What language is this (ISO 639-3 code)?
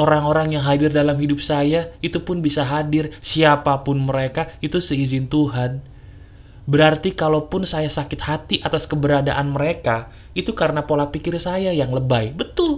ind